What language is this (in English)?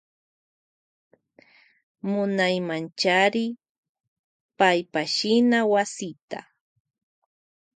Loja Highland Quichua